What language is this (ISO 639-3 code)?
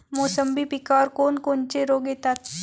mar